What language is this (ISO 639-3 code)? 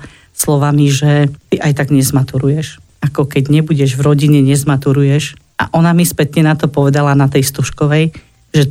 slk